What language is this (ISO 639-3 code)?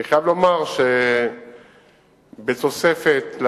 heb